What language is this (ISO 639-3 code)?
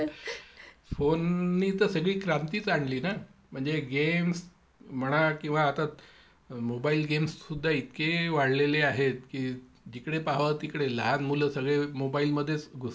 mar